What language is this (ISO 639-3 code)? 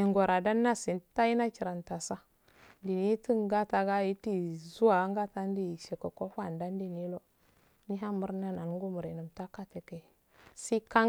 aal